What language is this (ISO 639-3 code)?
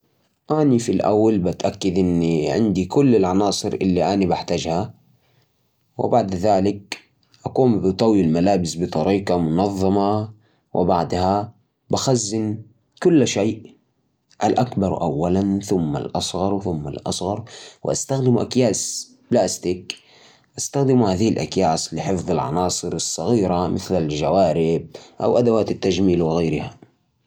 ars